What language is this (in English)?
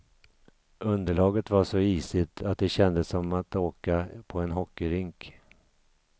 Swedish